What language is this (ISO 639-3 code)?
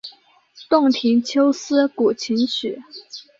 zho